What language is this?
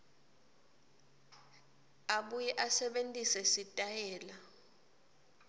Swati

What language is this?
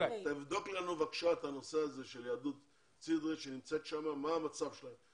Hebrew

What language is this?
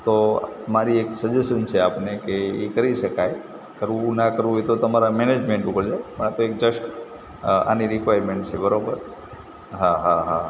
Gujarati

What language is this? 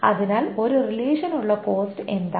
Malayalam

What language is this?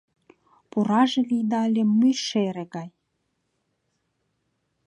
Mari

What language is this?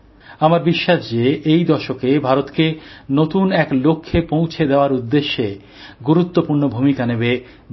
Bangla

